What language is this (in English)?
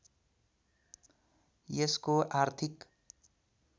Nepali